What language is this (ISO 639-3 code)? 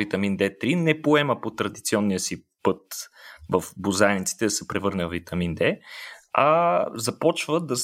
bul